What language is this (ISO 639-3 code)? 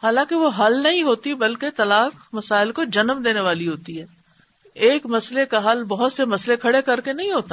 urd